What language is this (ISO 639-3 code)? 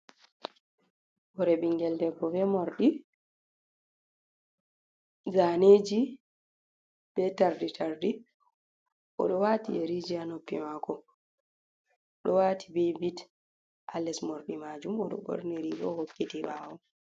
ful